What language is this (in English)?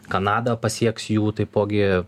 Lithuanian